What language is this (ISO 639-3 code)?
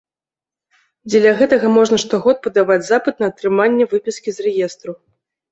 bel